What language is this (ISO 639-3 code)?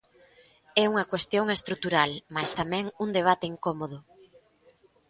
glg